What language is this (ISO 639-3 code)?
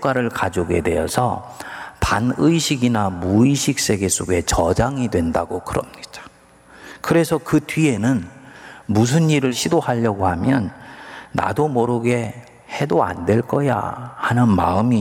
kor